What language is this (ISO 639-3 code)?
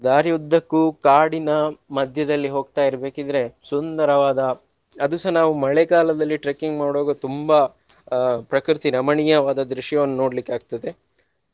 kan